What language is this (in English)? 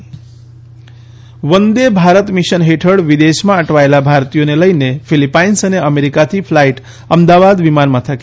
Gujarati